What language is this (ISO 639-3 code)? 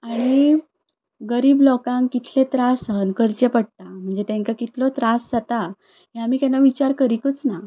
kok